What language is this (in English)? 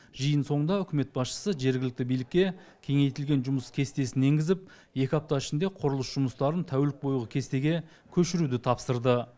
Kazakh